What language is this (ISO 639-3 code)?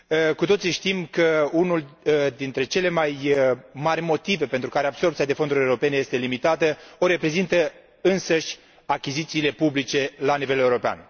ron